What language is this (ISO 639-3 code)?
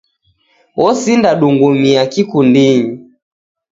dav